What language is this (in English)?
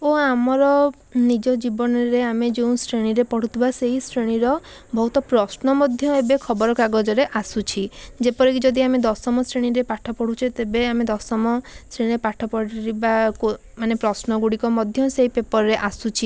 Odia